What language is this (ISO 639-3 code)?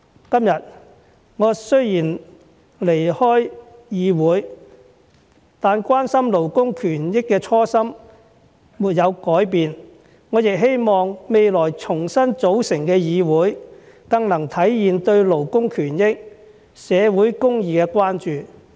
yue